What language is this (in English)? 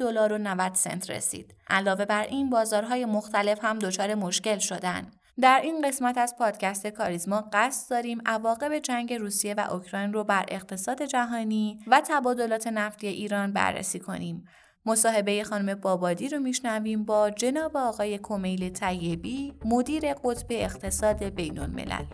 Persian